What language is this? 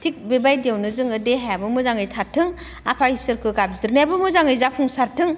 Bodo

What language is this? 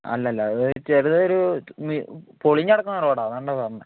Malayalam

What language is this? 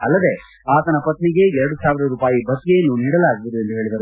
Kannada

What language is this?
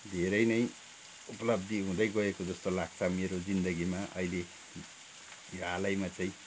Nepali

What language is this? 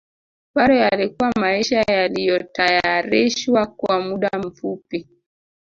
Swahili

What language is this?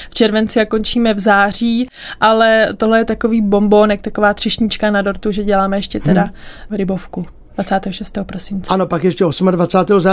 Czech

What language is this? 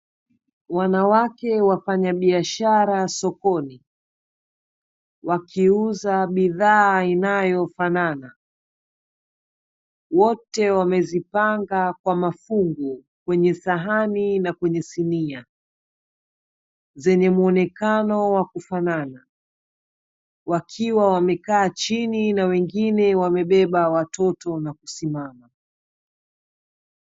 Swahili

